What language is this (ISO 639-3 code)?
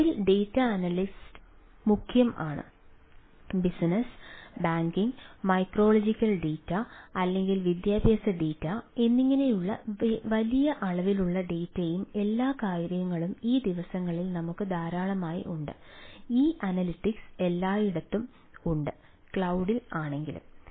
mal